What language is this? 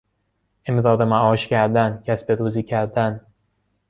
Persian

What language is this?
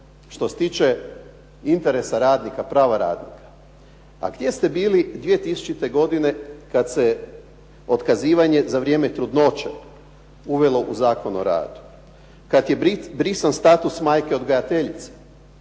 Croatian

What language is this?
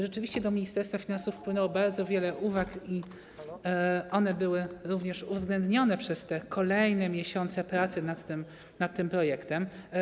Polish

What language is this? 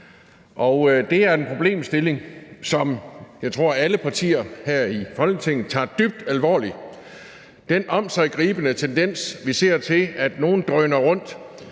Danish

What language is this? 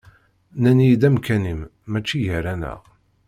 Kabyle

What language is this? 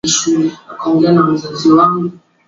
Swahili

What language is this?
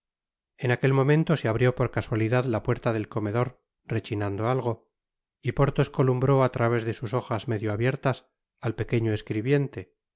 Spanish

